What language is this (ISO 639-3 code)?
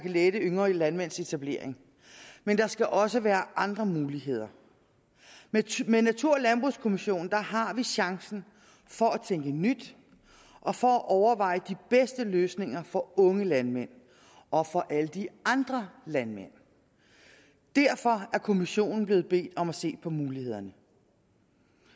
dan